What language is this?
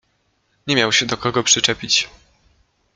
Polish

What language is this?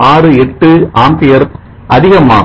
Tamil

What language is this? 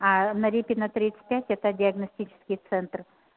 Russian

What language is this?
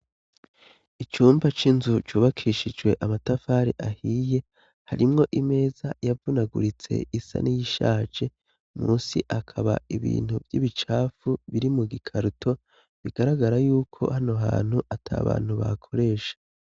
Rundi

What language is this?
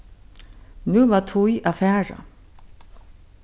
Faroese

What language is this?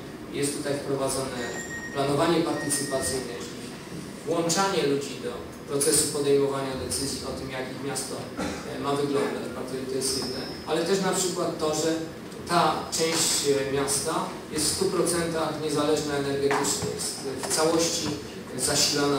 Polish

